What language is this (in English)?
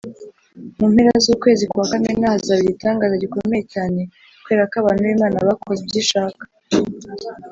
Kinyarwanda